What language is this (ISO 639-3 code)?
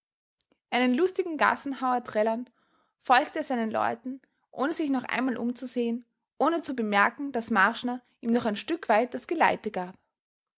deu